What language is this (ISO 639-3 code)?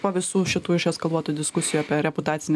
lit